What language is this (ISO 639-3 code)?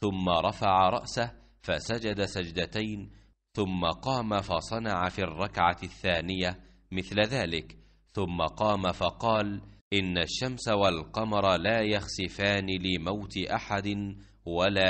ara